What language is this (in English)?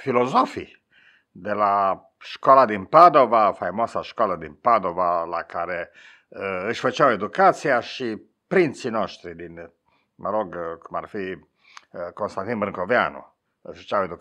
Romanian